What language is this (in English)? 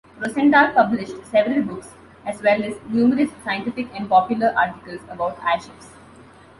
English